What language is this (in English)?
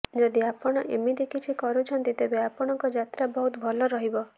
Odia